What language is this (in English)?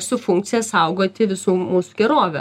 Lithuanian